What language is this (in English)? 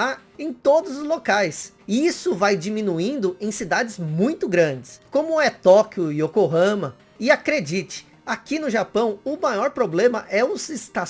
Portuguese